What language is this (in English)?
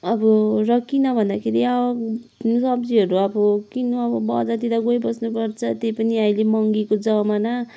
Nepali